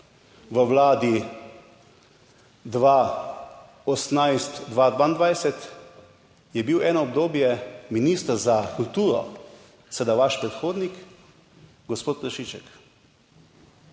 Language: Slovenian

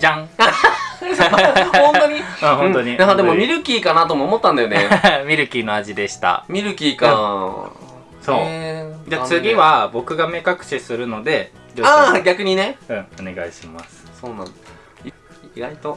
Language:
Japanese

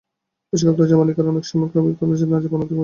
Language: Bangla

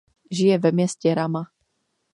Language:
Czech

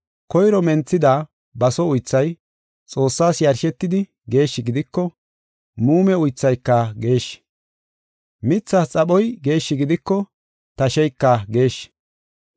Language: Gofa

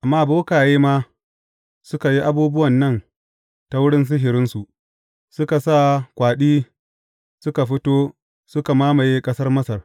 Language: Hausa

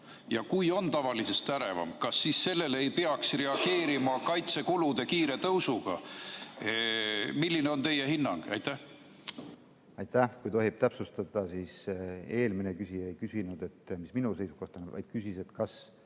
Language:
Estonian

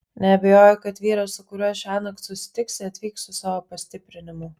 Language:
Lithuanian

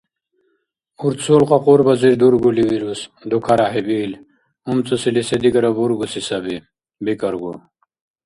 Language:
Dargwa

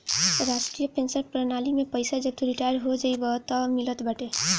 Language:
Bhojpuri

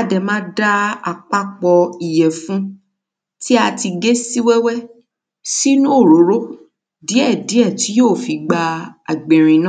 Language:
Yoruba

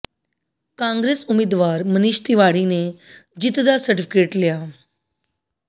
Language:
Punjabi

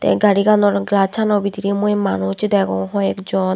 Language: Chakma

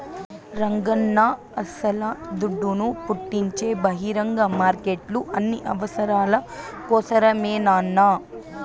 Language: Telugu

